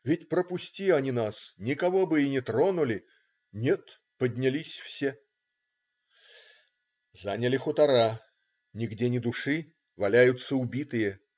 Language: Russian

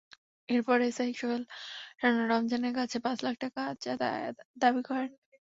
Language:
Bangla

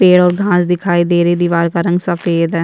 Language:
Hindi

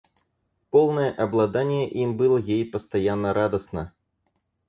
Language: Russian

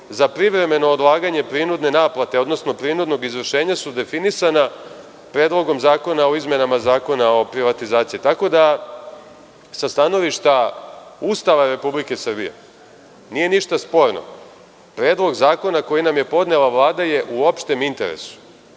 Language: Serbian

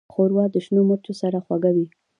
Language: Pashto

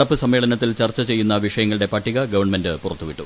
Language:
Malayalam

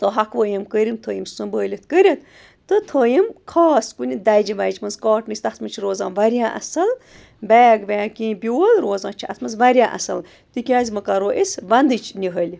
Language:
Kashmiri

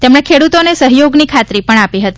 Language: Gujarati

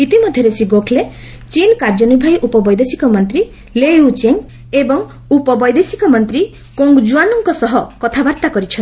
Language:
Odia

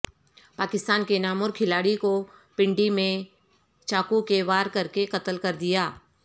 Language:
Urdu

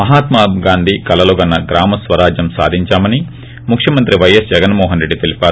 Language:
Telugu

